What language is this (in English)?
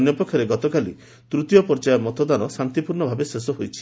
Odia